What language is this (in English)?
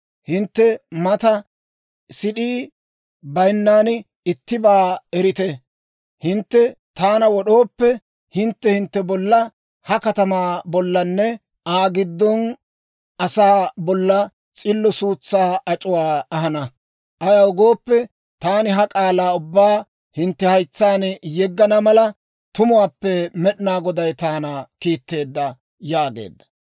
Dawro